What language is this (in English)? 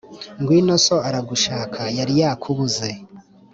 Kinyarwanda